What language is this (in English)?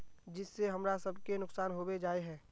Magahi